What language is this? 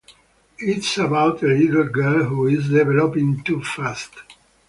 English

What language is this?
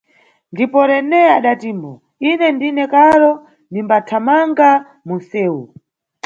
Nyungwe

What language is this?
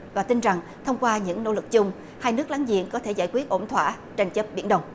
Vietnamese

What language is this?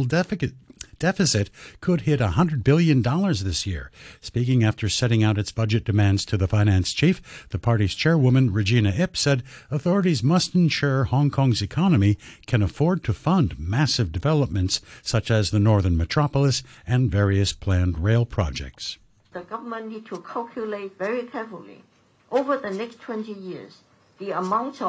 English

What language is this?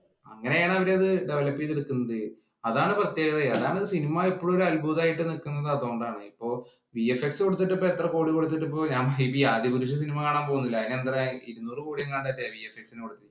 Malayalam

